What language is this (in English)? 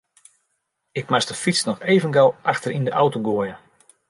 Western Frisian